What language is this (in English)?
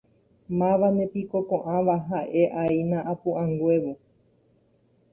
Guarani